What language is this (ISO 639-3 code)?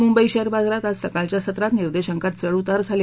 mar